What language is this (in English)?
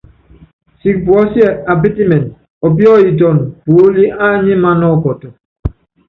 Yangben